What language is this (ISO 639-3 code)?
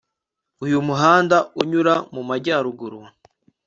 kin